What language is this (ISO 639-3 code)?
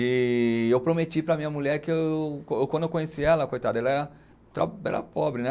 por